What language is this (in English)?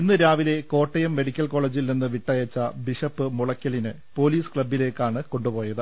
Malayalam